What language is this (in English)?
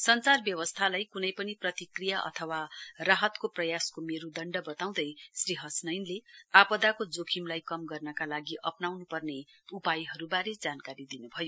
Nepali